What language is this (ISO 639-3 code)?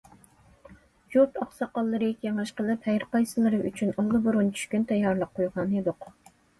uig